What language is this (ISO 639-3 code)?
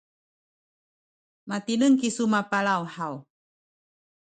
szy